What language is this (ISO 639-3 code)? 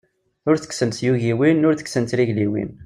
kab